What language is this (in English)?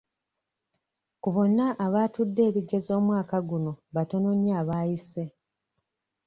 Ganda